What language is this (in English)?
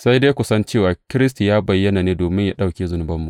Hausa